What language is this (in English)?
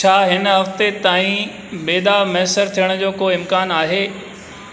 Sindhi